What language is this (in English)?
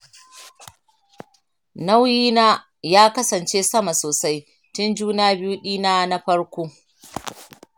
Hausa